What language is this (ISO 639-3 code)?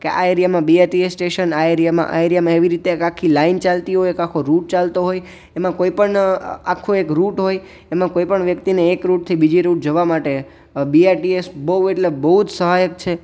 guj